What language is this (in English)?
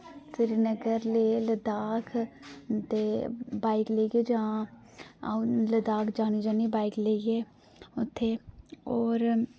Dogri